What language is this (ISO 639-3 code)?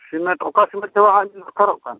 sat